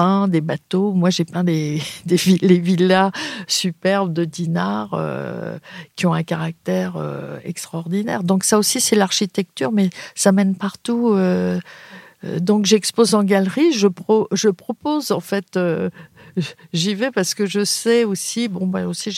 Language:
French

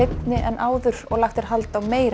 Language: Icelandic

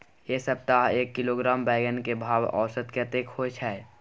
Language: Maithili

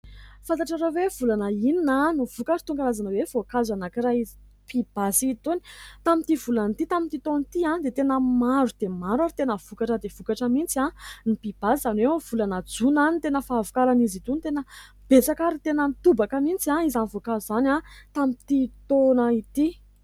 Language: Malagasy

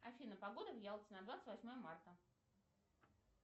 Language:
Russian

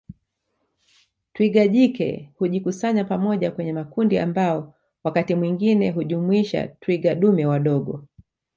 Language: Swahili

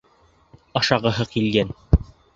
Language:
Bashkir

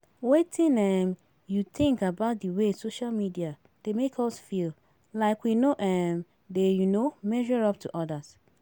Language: Nigerian Pidgin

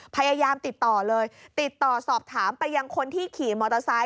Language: Thai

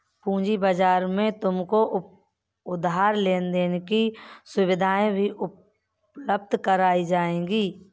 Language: Hindi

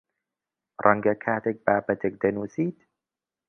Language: Central Kurdish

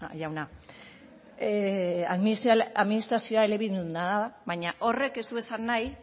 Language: Basque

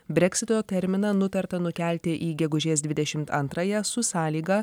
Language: Lithuanian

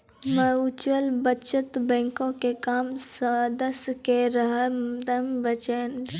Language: Maithili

